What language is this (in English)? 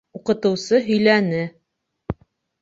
Bashkir